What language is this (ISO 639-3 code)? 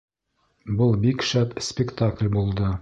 bak